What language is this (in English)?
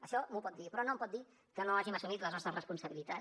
Catalan